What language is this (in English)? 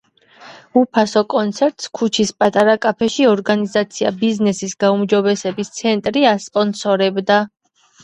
Georgian